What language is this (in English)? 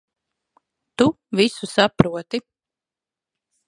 Latvian